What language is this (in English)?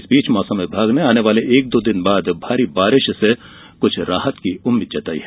Hindi